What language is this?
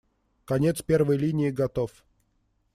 Russian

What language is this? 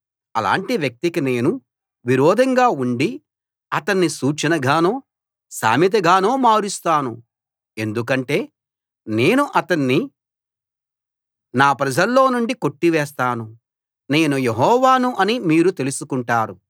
Telugu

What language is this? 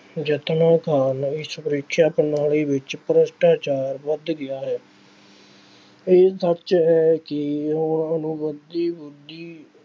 Punjabi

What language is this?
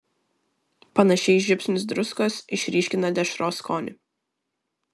Lithuanian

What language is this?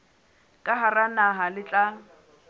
Southern Sotho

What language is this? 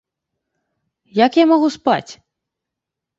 Belarusian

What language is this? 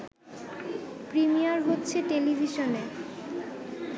Bangla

